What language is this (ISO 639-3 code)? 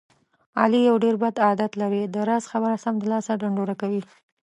pus